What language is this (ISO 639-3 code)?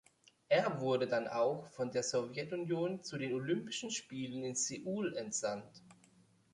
deu